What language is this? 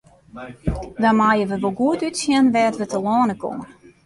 Western Frisian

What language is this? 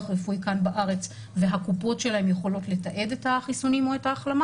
Hebrew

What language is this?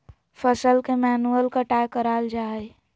Magahi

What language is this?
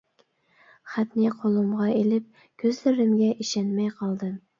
Uyghur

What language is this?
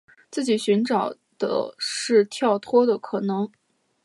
Chinese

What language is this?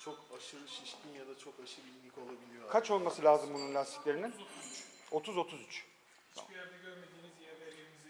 Turkish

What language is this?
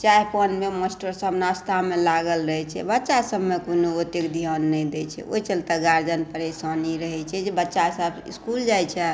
Maithili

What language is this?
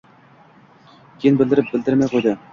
Uzbek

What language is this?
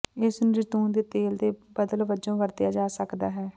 Punjabi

